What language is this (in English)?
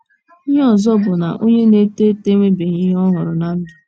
Igbo